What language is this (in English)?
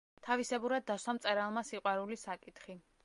Georgian